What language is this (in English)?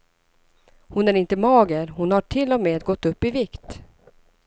Swedish